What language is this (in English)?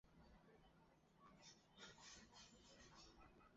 Chinese